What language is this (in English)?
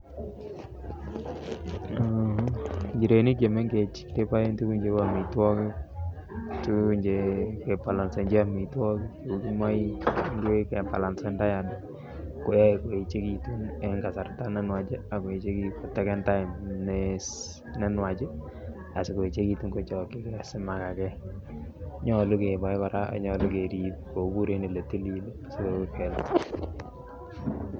Kalenjin